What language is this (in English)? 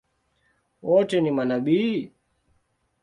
Swahili